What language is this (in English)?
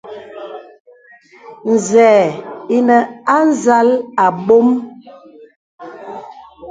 Bebele